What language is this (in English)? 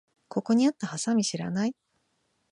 Japanese